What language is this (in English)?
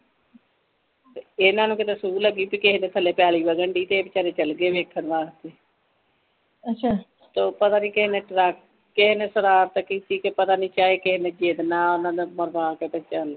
Punjabi